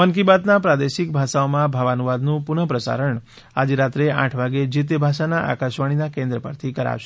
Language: Gujarati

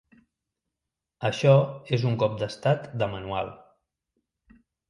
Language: Catalan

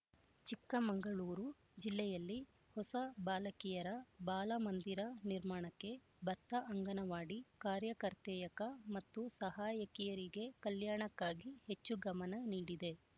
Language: Kannada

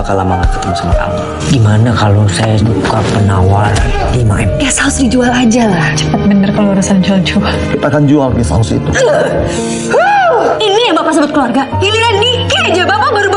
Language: Indonesian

